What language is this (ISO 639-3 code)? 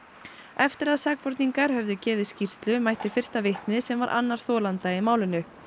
isl